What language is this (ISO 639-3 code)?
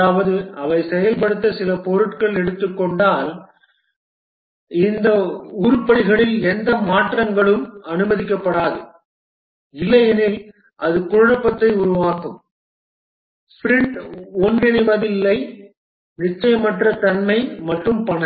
tam